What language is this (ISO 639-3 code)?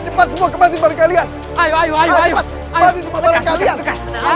ind